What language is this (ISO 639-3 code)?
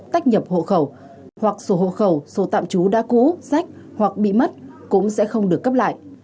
vie